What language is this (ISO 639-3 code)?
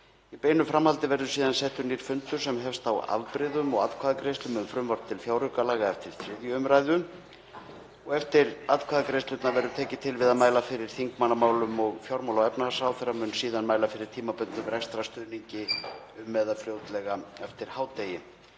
isl